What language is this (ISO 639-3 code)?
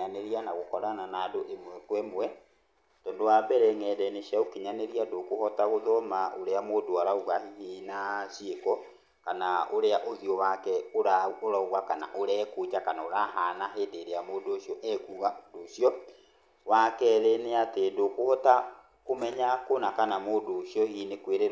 kik